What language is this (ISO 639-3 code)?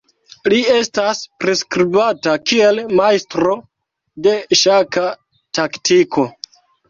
epo